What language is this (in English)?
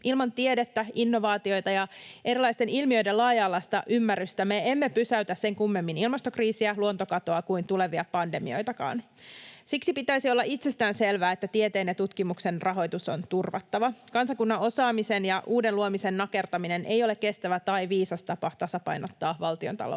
Finnish